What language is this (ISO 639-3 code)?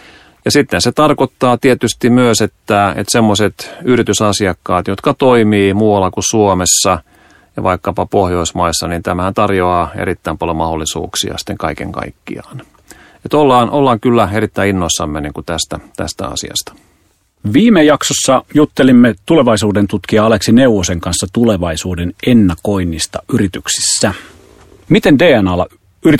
fin